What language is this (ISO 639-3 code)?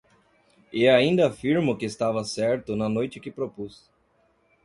por